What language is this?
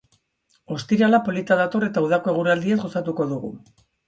Basque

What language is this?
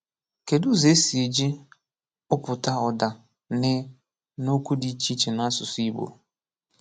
Igbo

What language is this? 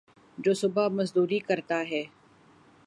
Urdu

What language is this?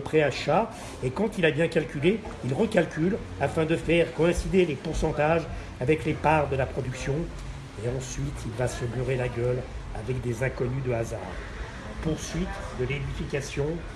French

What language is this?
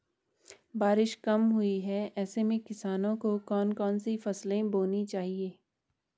Hindi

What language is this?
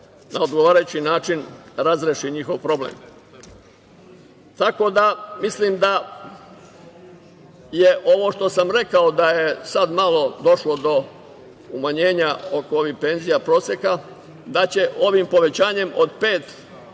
Serbian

